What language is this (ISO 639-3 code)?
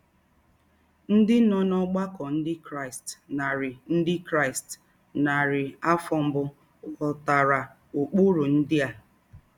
ibo